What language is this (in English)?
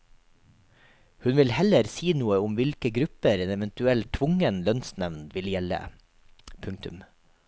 Norwegian